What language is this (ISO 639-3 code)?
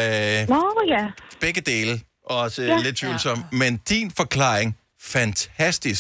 dan